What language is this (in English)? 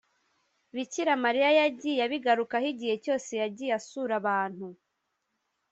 Kinyarwanda